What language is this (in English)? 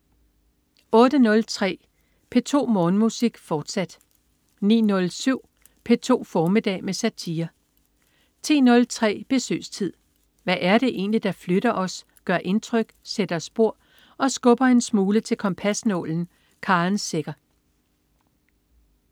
Danish